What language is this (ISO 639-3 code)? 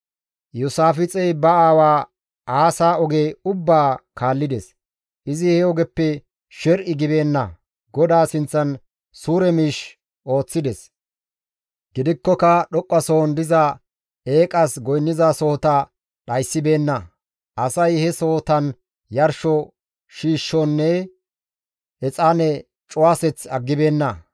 gmv